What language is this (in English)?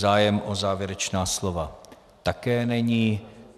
Czech